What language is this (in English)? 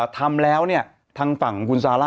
Thai